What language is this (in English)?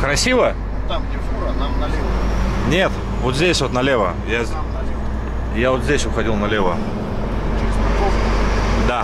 Russian